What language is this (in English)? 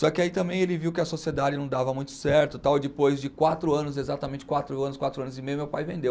Portuguese